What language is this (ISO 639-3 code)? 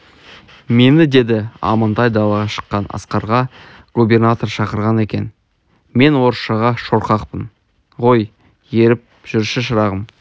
kaz